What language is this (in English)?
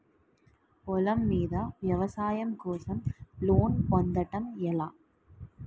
Telugu